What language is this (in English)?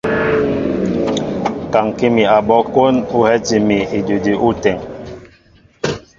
Mbo (Cameroon)